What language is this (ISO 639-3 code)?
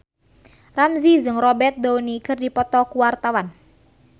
sun